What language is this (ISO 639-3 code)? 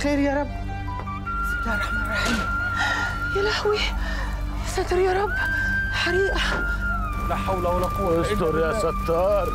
ara